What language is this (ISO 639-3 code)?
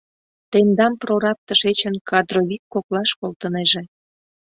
chm